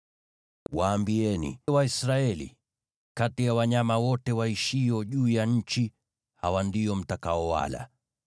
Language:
Swahili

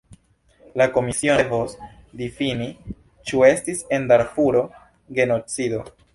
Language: Esperanto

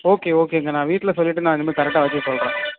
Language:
Tamil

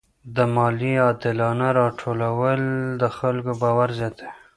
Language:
Pashto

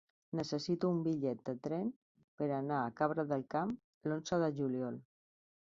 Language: Catalan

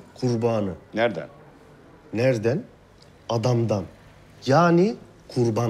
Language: Turkish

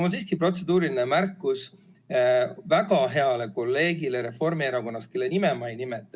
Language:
Estonian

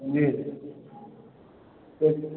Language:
Hindi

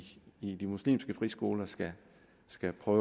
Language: Danish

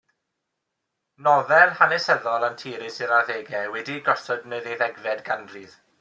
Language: Welsh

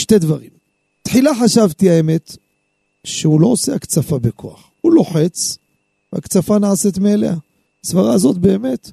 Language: Hebrew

